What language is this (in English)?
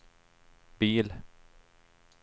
Swedish